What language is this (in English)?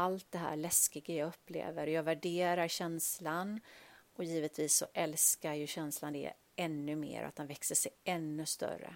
Swedish